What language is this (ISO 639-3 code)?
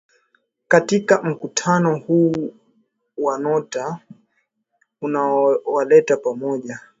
swa